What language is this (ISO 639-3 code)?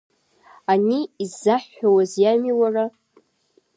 abk